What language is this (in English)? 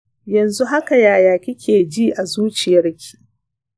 Hausa